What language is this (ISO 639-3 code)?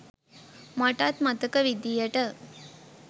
sin